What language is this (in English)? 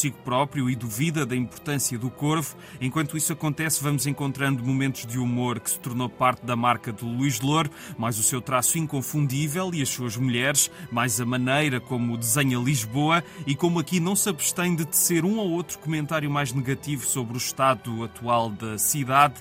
Portuguese